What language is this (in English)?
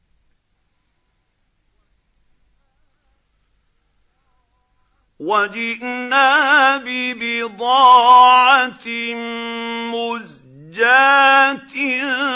Arabic